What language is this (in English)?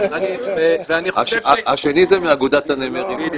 Hebrew